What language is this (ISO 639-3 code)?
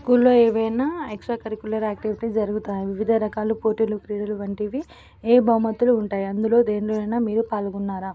tel